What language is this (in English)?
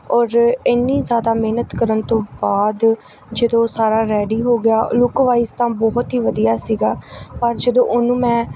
Punjabi